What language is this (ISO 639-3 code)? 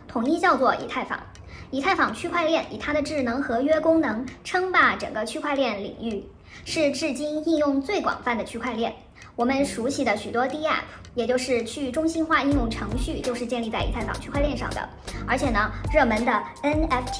zho